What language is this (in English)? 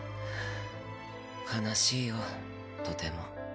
Japanese